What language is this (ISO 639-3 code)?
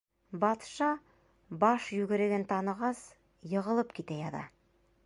bak